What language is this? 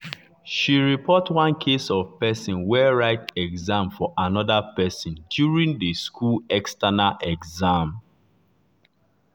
Nigerian Pidgin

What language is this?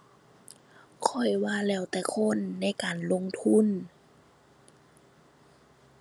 Thai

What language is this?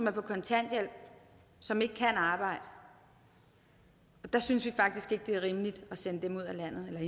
Danish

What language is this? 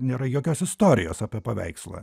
Lithuanian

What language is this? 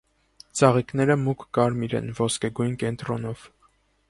Armenian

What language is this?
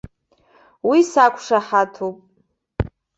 Abkhazian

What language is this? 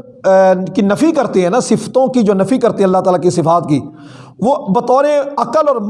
Urdu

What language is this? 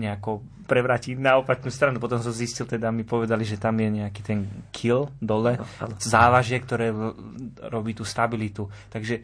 Slovak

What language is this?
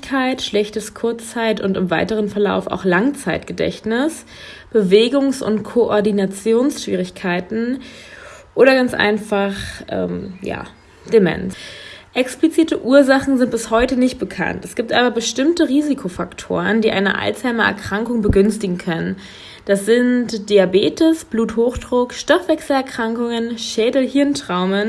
German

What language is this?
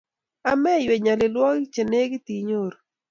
Kalenjin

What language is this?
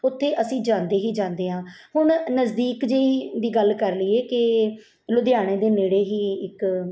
Punjabi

